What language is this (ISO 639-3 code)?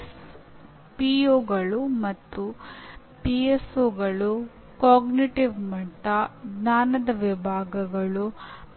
kan